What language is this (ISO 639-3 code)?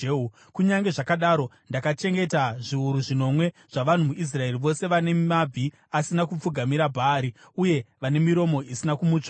sna